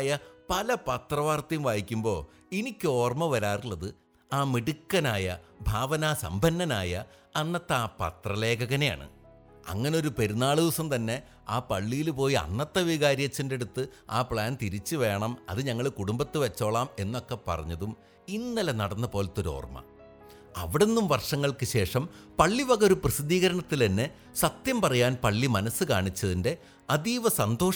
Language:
Malayalam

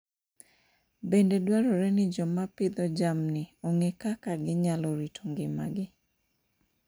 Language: Luo (Kenya and Tanzania)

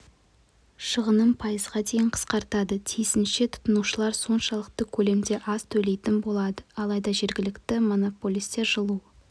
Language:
Kazakh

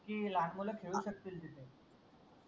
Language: Marathi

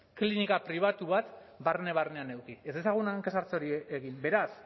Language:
Basque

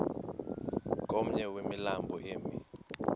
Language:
Xhosa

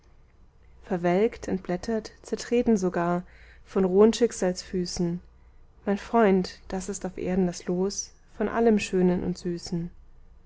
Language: German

